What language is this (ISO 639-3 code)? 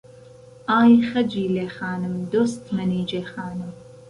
ckb